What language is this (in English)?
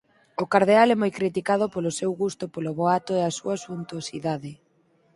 Galician